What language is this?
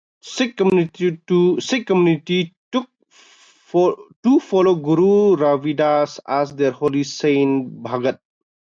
English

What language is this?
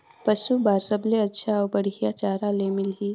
Chhattisgarhi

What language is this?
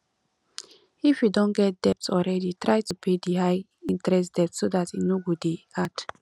Nigerian Pidgin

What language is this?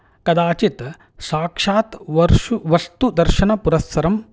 Sanskrit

